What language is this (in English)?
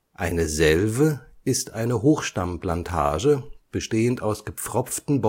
German